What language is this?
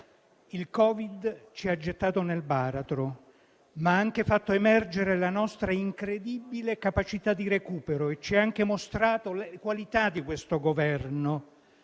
Italian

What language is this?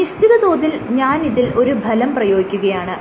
Malayalam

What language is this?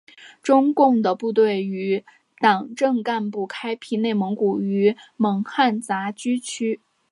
Chinese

